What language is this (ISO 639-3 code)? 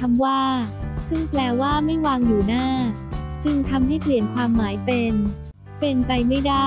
tha